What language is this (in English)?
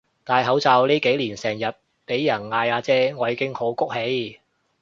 Cantonese